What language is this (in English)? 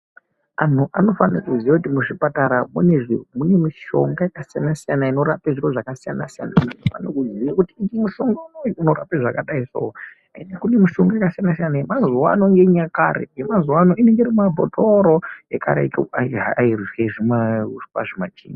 Ndau